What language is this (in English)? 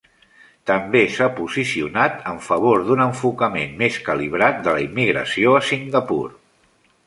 Catalan